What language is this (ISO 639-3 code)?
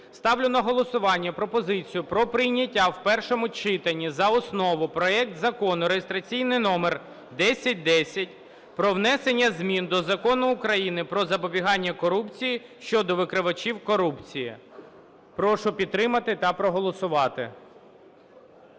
ukr